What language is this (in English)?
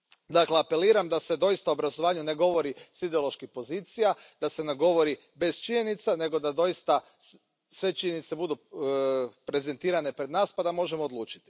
Croatian